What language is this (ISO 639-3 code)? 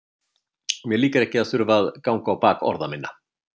isl